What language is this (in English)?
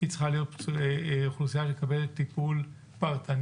Hebrew